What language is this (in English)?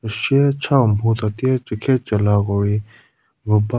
Angami Naga